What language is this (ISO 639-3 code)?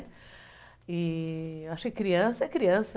por